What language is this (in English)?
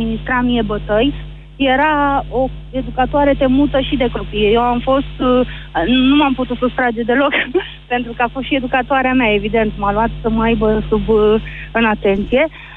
Romanian